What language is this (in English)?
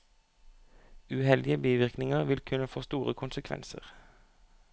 Norwegian